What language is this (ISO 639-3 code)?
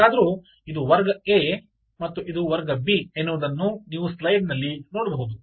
kan